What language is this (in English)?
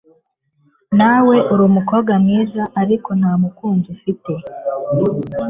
Kinyarwanda